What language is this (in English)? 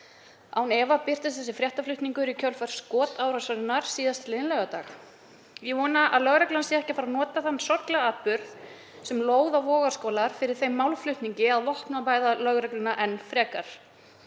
Icelandic